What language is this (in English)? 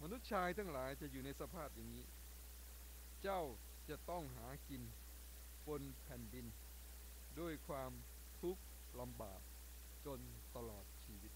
Thai